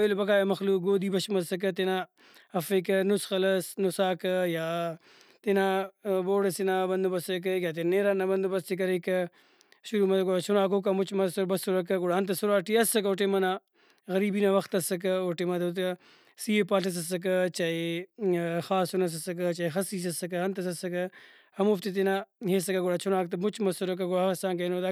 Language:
Brahui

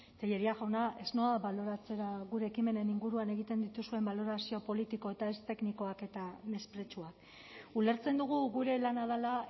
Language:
Basque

